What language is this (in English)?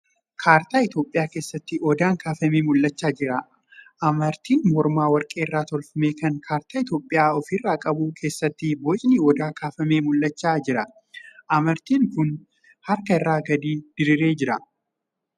Oromo